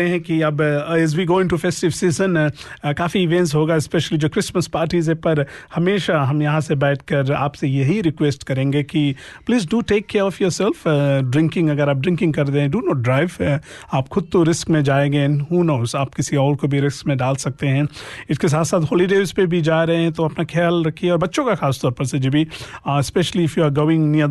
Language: Hindi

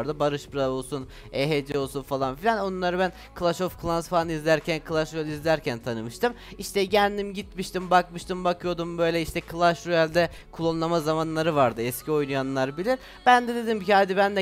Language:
Turkish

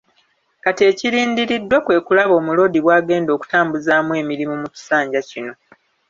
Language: Ganda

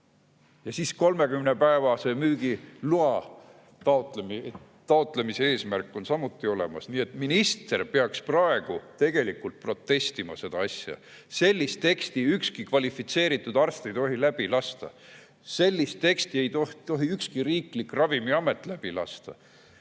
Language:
Estonian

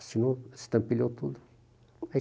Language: Portuguese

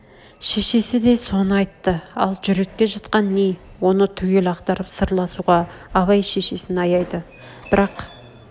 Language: Kazakh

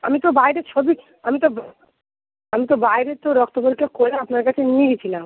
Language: Bangla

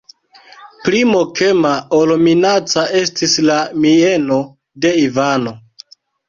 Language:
Esperanto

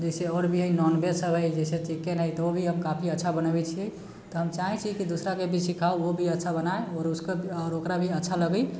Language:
Maithili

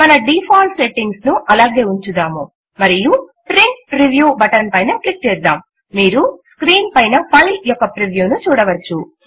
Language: Telugu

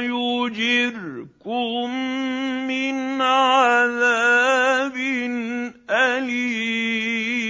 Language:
Arabic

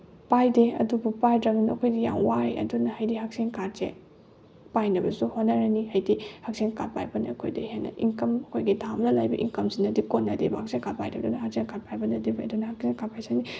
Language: Manipuri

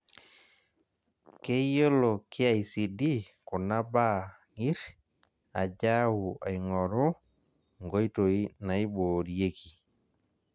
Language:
Masai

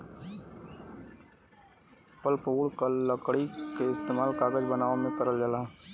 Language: Bhojpuri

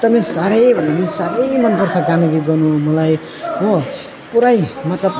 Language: Nepali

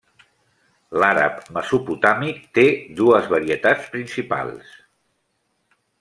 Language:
Catalan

